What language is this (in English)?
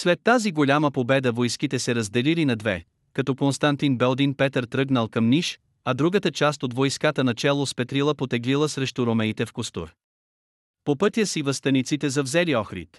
Bulgarian